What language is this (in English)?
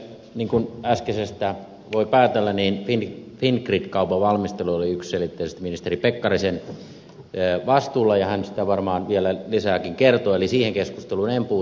Finnish